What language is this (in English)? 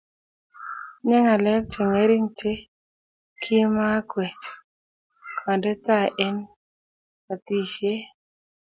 Kalenjin